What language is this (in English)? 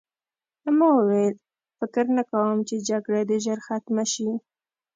Pashto